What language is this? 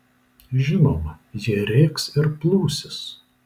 Lithuanian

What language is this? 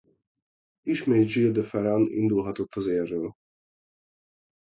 Hungarian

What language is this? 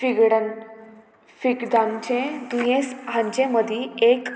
Konkani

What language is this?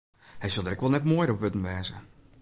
Western Frisian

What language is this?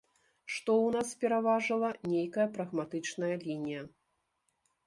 Belarusian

